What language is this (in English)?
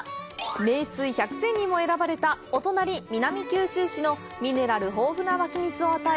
Japanese